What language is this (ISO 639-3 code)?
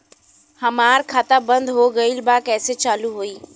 bho